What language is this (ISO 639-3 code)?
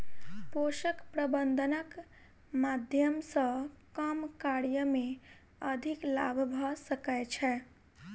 mai